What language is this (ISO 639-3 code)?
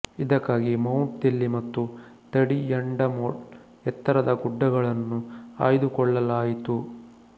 kan